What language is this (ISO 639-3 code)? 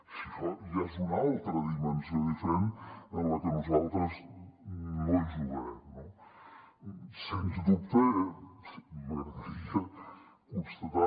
cat